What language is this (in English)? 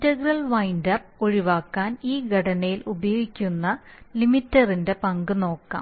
Malayalam